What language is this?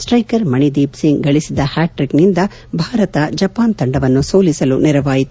Kannada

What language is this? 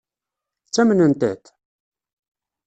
Kabyle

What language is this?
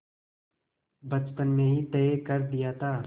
Hindi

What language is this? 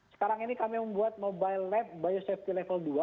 Indonesian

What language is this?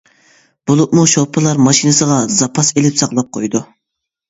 Uyghur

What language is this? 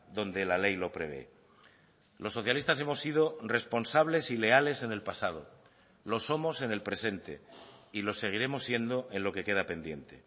Spanish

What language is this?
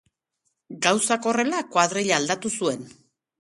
Basque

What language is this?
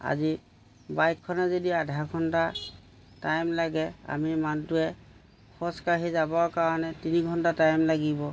Assamese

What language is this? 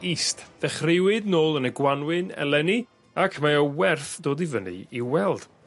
Welsh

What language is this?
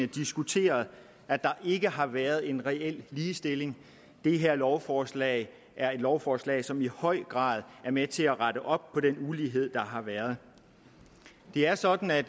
Danish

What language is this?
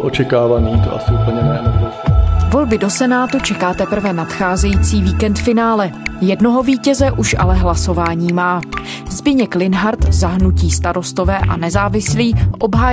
Czech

